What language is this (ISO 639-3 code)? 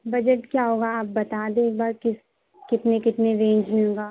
urd